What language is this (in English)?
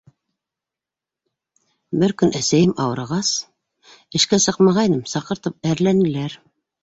Bashkir